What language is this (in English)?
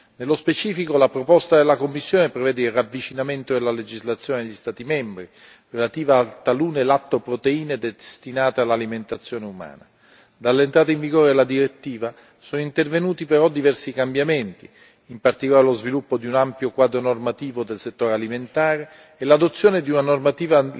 Italian